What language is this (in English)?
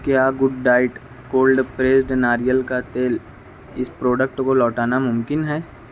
Urdu